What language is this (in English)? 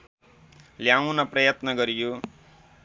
Nepali